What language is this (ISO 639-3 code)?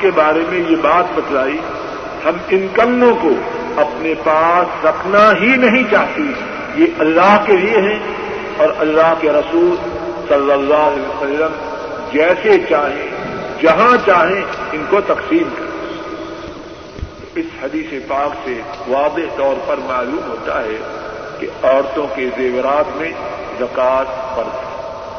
urd